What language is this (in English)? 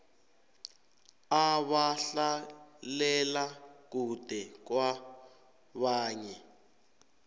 South Ndebele